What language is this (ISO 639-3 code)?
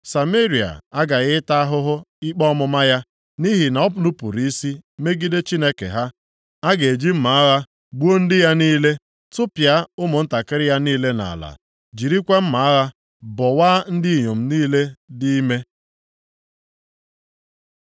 ibo